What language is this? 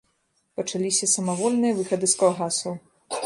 Belarusian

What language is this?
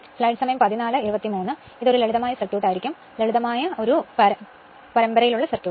Malayalam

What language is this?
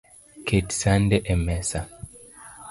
Luo (Kenya and Tanzania)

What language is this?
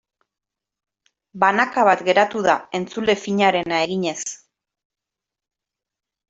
Basque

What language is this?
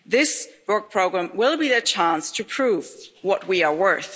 English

